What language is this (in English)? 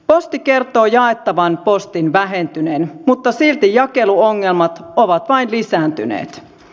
Finnish